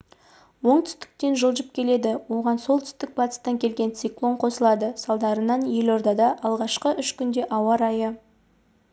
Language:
Kazakh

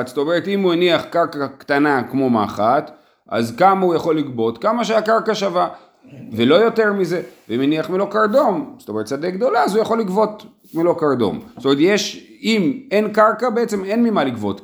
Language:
Hebrew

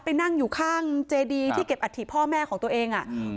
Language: Thai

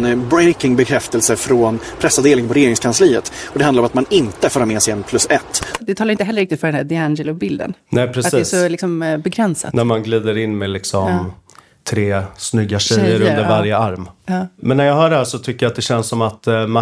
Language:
Swedish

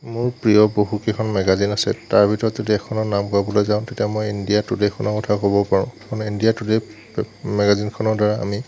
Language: Assamese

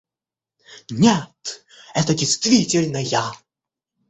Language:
Russian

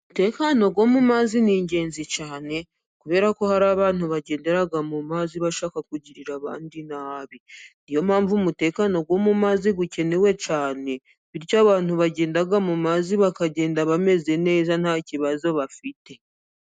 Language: Kinyarwanda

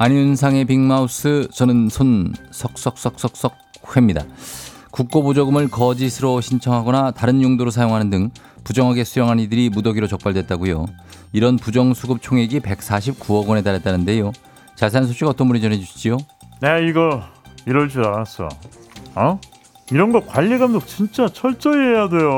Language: Korean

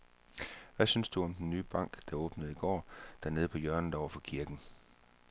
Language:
Danish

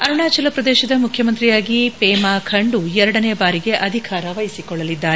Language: Kannada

